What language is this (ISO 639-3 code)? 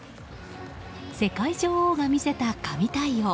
jpn